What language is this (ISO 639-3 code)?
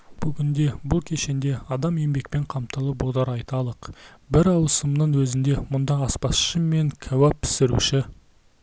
kaz